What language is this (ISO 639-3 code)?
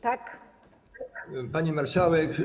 pol